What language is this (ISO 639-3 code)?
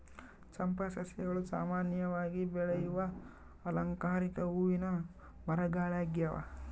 kan